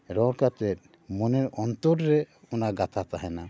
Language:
Santali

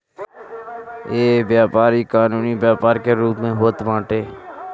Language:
Bhojpuri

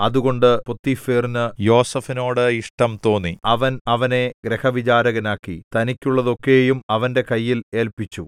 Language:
Malayalam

